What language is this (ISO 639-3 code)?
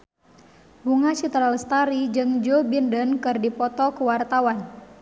sun